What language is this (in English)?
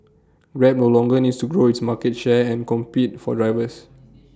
English